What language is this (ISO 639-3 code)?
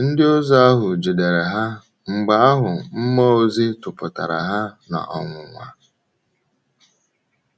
ibo